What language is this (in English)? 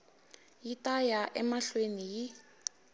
Tsonga